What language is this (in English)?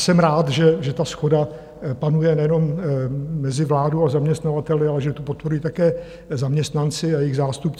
Czech